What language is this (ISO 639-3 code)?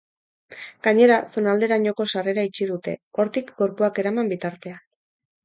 eus